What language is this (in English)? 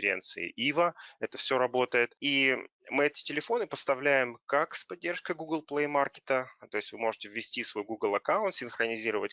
Russian